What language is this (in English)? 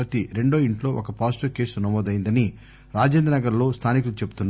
Telugu